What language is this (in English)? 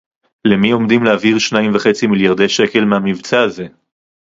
Hebrew